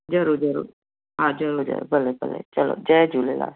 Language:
Sindhi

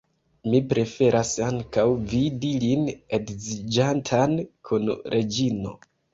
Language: Esperanto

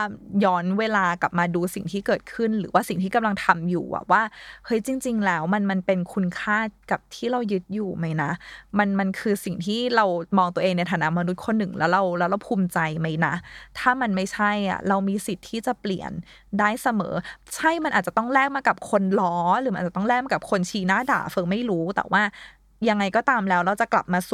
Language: Thai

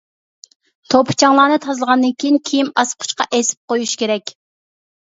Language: Uyghur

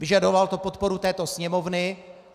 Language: Czech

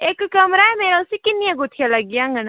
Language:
Dogri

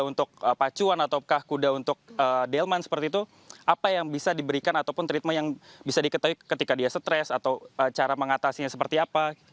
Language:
Indonesian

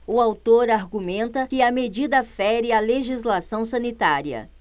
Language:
Portuguese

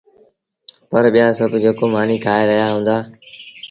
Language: Sindhi Bhil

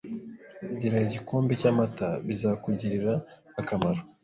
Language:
Kinyarwanda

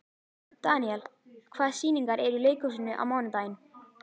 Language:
Icelandic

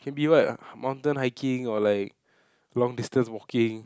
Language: English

